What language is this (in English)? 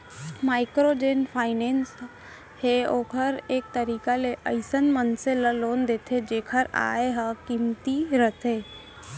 Chhattisgarhi